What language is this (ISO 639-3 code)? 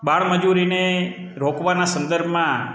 guj